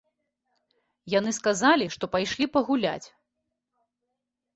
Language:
Belarusian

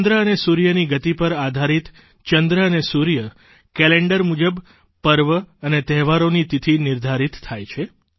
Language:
Gujarati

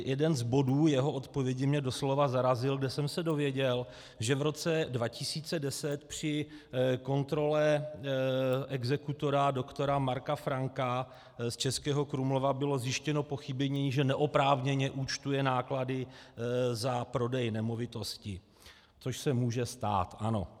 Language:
Czech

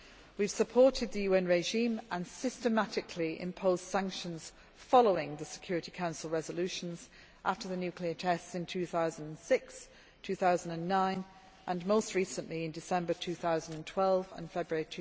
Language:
English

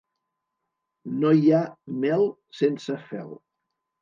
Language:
Catalan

